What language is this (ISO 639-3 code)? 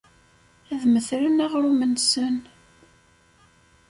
kab